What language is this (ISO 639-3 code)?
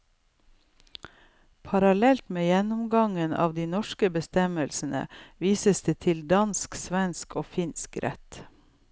nor